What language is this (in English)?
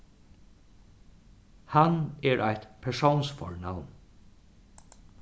Faroese